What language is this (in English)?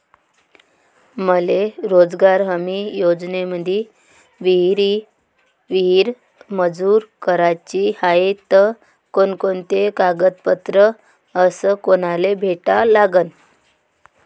Marathi